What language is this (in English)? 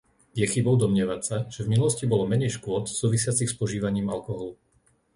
Slovak